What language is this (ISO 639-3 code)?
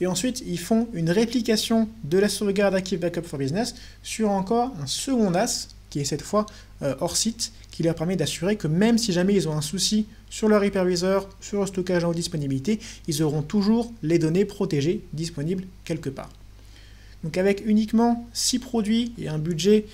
fra